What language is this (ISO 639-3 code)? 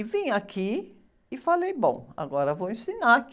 por